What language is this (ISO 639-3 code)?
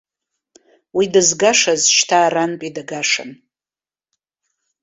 abk